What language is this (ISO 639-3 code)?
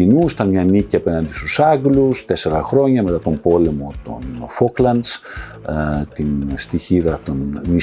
ell